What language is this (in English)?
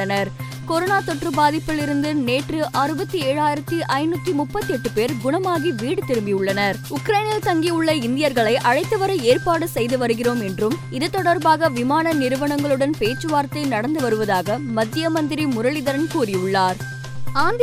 Tamil